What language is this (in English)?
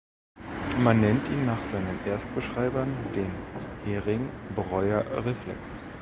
German